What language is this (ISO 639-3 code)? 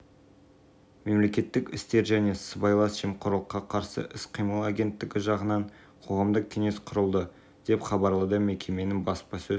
kaz